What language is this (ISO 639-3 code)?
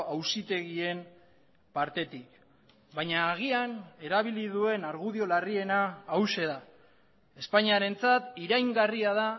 eus